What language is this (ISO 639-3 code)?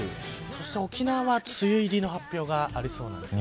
jpn